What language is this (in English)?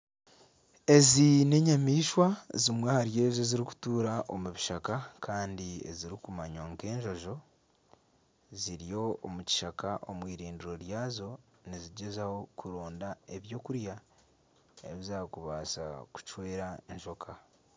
Nyankole